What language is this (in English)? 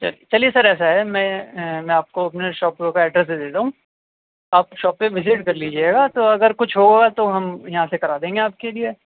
Urdu